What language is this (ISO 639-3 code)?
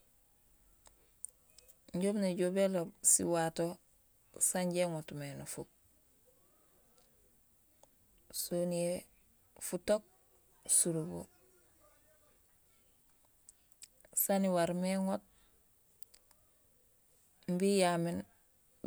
gsl